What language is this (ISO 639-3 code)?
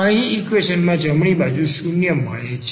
guj